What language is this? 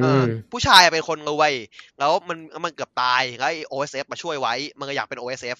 Thai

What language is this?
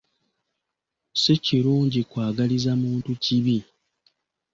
Ganda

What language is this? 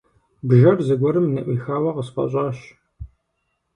Kabardian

